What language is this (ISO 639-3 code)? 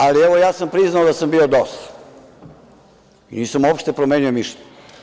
srp